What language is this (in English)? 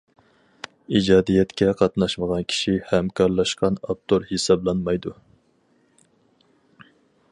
Uyghur